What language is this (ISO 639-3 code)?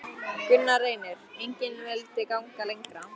isl